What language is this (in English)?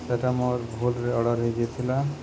Odia